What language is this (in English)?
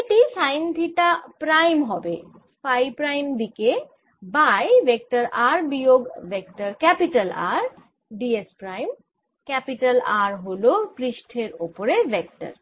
Bangla